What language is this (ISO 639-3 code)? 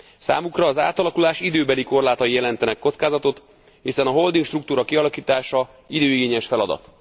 hun